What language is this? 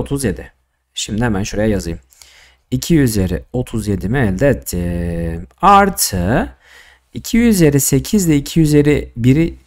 Turkish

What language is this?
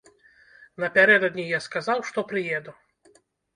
Belarusian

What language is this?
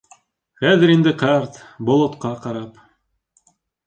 Bashkir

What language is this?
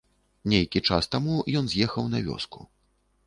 Belarusian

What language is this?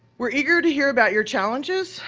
English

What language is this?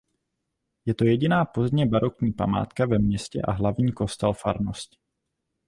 Czech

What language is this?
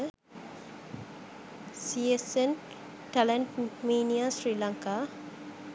Sinhala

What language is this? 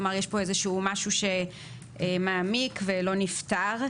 Hebrew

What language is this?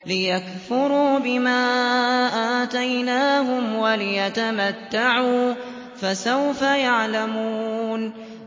Arabic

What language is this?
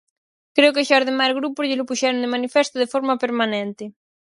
Galician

